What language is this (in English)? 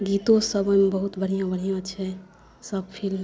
Maithili